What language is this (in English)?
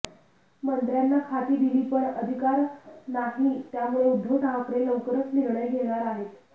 Marathi